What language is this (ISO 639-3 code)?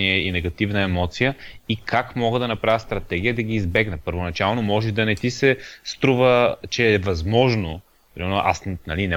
bul